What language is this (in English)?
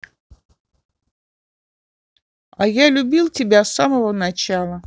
Russian